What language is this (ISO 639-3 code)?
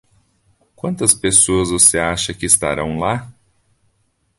por